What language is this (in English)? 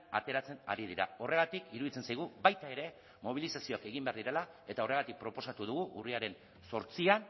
Basque